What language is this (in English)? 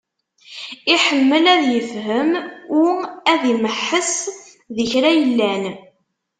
Kabyle